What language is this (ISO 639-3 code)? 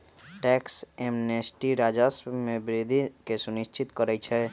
mag